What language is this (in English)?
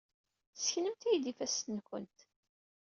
Kabyle